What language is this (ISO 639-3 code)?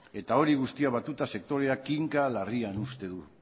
eus